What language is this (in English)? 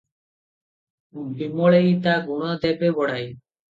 Odia